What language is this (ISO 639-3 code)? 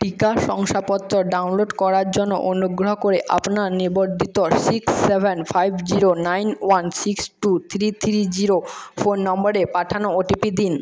ben